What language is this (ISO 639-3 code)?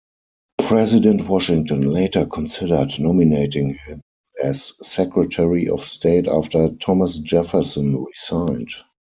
eng